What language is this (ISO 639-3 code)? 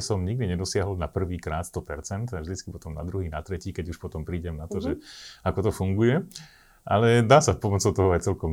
slk